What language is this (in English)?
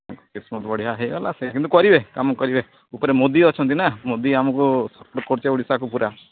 Odia